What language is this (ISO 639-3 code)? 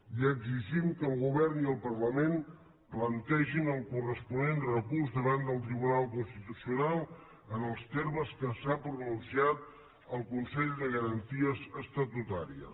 cat